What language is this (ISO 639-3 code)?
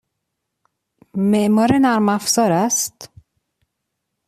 fas